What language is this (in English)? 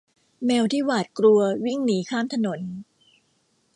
Thai